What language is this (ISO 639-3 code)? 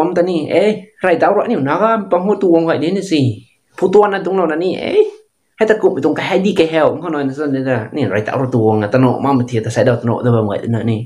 tha